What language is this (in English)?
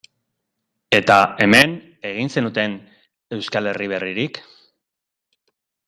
Basque